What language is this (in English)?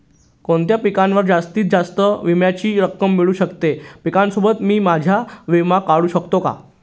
Marathi